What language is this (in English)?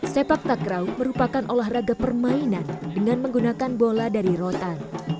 Indonesian